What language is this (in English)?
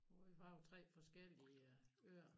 Danish